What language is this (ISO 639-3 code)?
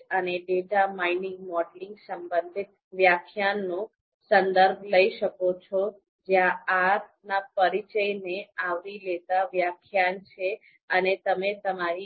guj